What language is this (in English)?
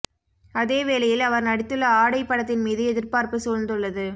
Tamil